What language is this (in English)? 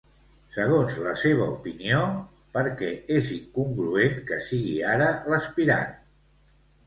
Catalan